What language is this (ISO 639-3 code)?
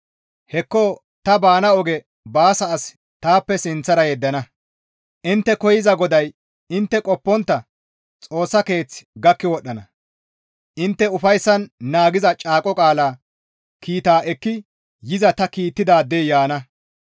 gmv